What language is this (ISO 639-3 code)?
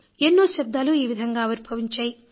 tel